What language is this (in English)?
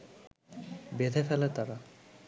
Bangla